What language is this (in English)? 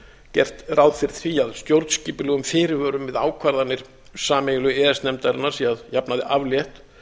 Icelandic